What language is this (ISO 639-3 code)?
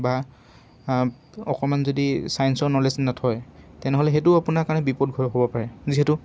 asm